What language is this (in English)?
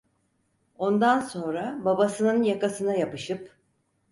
Turkish